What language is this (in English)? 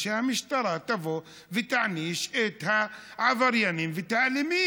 Hebrew